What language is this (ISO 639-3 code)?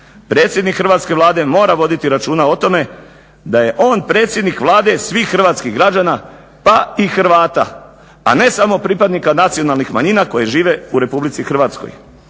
hrv